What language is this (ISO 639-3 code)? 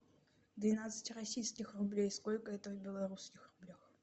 rus